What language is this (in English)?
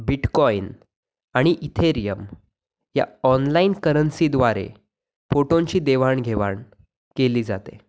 Marathi